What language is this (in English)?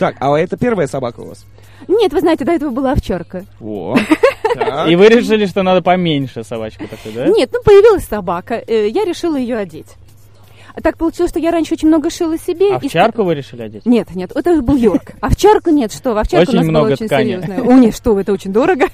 Russian